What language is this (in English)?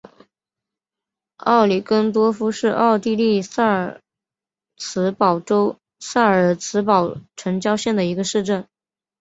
Chinese